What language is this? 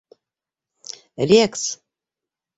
Bashkir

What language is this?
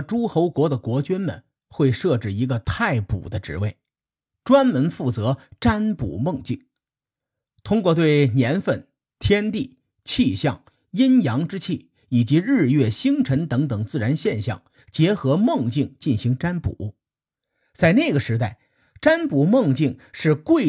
Chinese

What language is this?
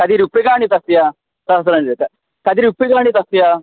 Sanskrit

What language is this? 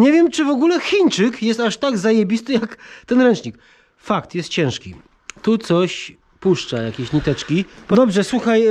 Polish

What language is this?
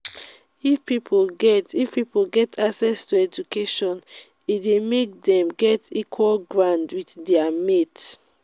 Nigerian Pidgin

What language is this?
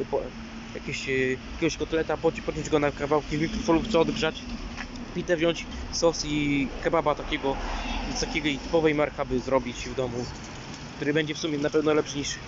Polish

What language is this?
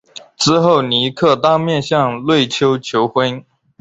Chinese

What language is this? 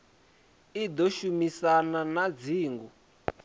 Venda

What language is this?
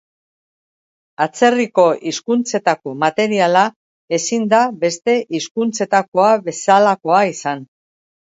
Basque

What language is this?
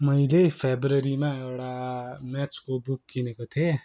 Nepali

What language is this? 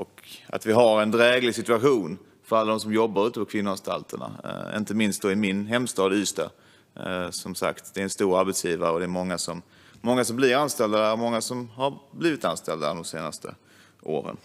Swedish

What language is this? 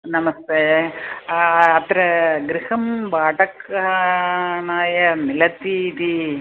Sanskrit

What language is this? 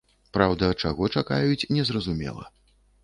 Belarusian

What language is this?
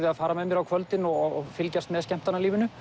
Icelandic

